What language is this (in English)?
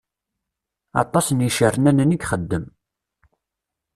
Kabyle